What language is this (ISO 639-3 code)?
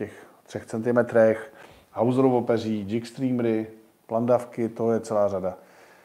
ces